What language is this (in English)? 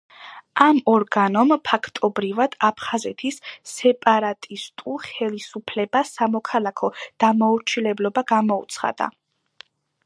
Georgian